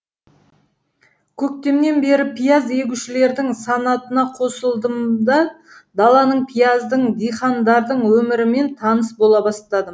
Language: Kazakh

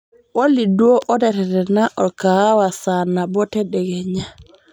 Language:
Masai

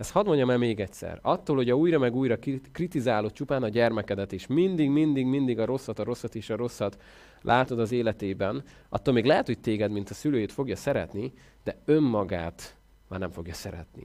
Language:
Hungarian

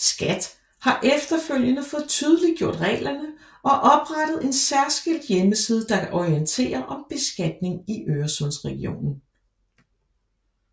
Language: Danish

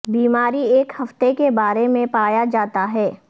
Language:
Urdu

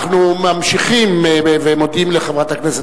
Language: Hebrew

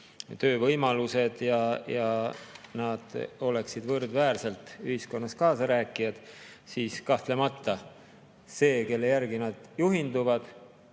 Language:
Estonian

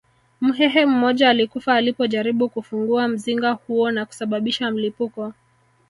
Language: Swahili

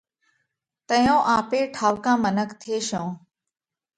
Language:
Parkari Koli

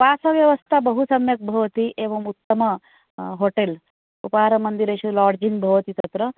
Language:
Sanskrit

